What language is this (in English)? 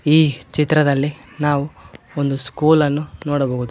Kannada